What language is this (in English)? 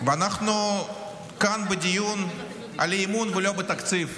Hebrew